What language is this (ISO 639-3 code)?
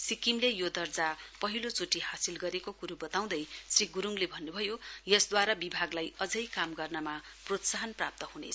nep